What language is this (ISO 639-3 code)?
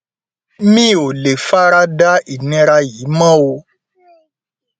yor